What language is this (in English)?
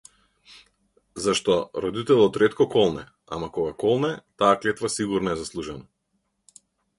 Macedonian